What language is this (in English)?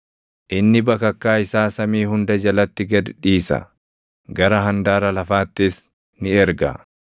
Oromo